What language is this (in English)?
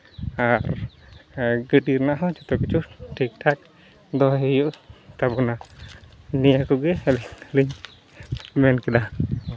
Santali